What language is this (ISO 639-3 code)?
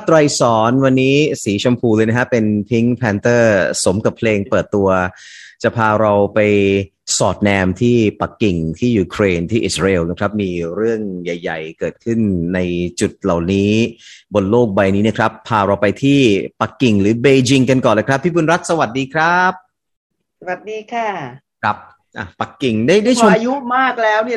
tha